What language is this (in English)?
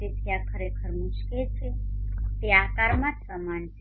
Gujarati